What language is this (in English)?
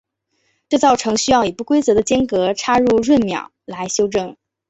Chinese